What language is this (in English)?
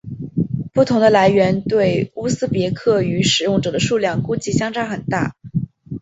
Chinese